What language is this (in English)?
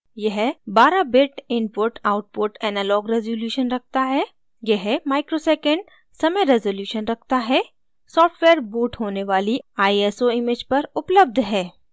Hindi